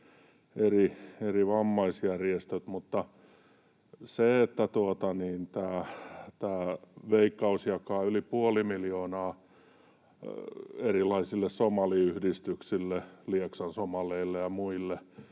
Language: Finnish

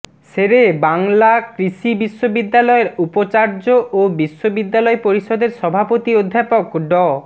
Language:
Bangla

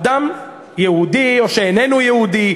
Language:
Hebrew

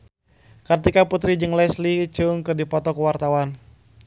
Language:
Sundanese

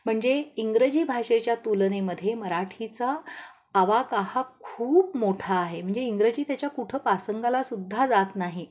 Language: Marathi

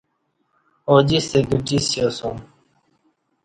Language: Kati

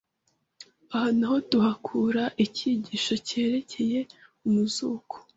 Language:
Kinyarwanda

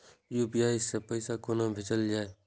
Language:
Maithili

